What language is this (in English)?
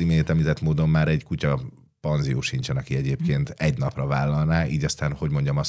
Hungarian